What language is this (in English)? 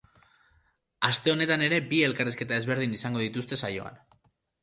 Basque